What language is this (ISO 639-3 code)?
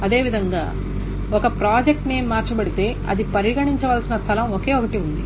tel